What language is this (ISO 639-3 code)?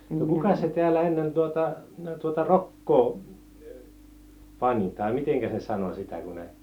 fin